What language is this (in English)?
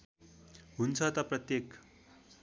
Nepali